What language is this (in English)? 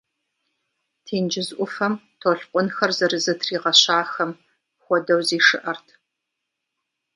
Kabardian